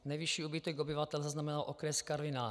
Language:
Czech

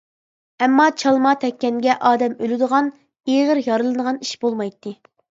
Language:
Uyghur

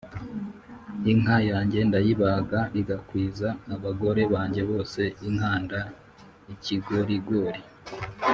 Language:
Kinyarwanda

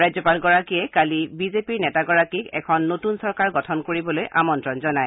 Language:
Assamese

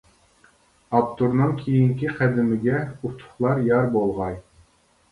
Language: Uyghur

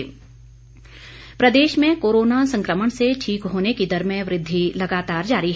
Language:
Hindi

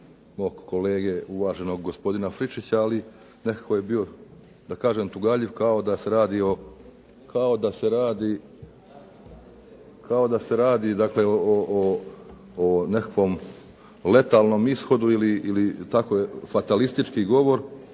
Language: Croatian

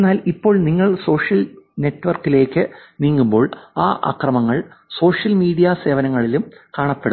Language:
Malayalam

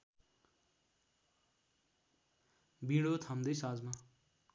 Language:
Nepali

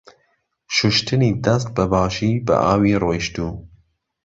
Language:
Central Kurdish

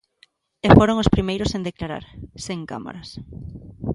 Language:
Galician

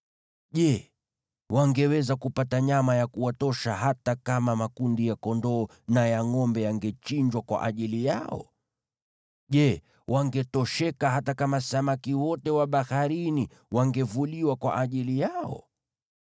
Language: Swahili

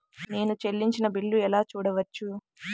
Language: Telugu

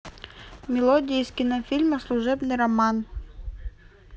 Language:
Russian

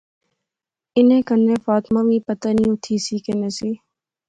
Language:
Pahari-Potwari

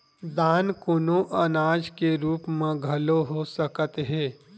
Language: Chhattisgarhi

